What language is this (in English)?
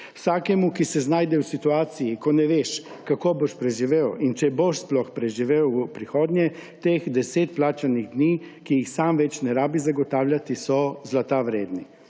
Slovenian